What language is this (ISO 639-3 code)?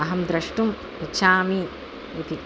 san